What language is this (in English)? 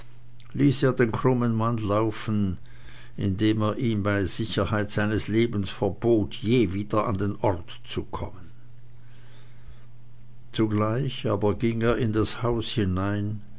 German